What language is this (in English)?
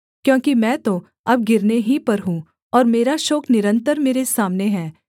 Hindi